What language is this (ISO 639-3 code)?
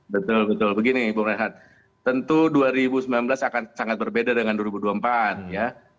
ind